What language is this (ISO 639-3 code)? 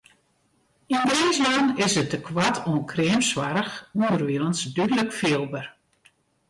fry